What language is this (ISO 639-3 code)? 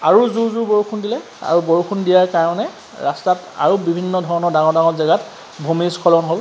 asm